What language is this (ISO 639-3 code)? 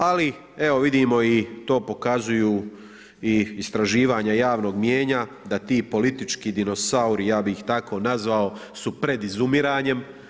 hrv